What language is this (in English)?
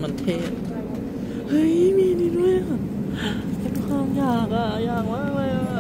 Thai